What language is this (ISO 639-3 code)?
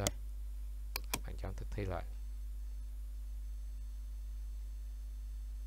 vie